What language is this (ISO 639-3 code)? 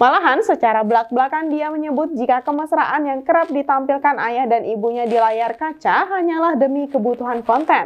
ind